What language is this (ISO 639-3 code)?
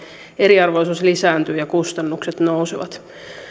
fin